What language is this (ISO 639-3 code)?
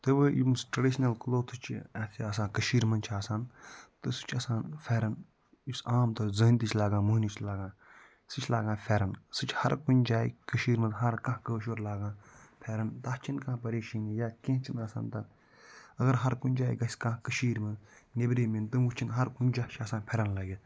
kas